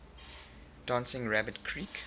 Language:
English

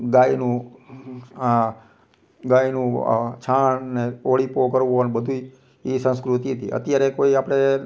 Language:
Gujarati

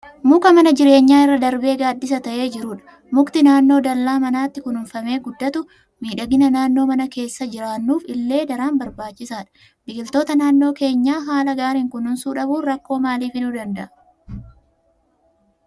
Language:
Oromo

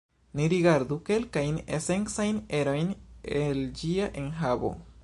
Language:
Esperanto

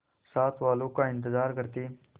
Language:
Hindi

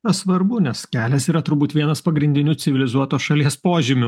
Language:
Lithuanian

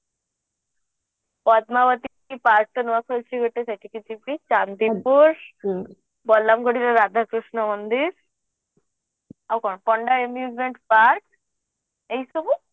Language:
Odia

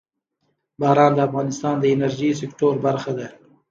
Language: Pashto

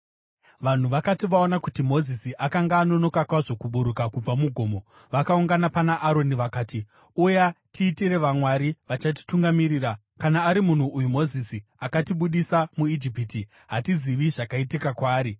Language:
Shona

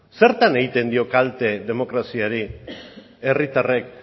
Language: Basque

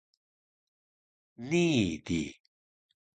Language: Taroko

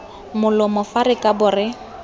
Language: Tswana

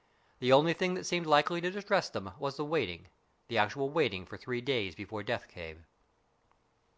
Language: English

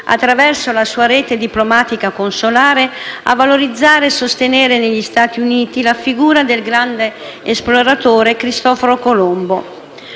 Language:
Italian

